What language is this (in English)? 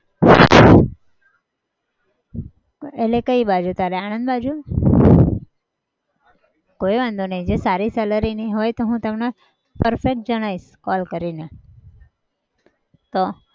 Gujarati